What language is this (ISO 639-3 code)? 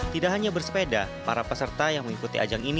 ind